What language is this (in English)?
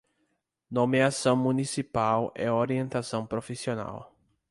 Portuguese